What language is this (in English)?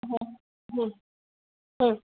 Kannada